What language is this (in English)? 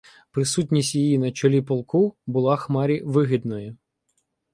Ukrainian